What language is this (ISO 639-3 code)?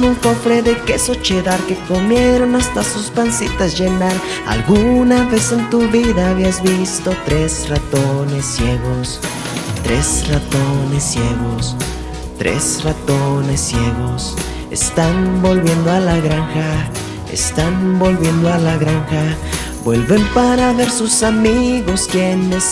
spa